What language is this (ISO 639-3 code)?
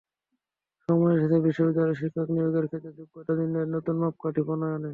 ben